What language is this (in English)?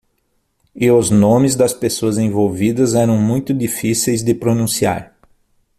Portuguese